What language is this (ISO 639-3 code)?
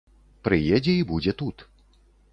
bel